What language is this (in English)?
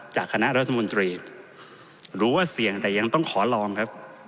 Thai